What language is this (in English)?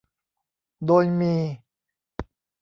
Thai